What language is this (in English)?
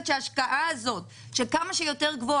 Hebrew